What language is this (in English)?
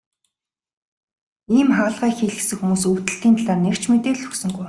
Mongolian